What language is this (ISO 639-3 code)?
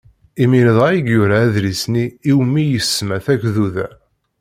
kab